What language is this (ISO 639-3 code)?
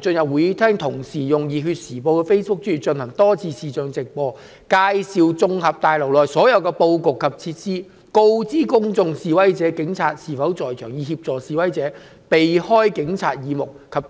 yue